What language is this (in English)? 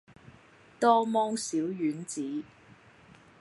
Cantonese